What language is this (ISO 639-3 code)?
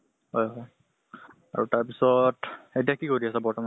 asm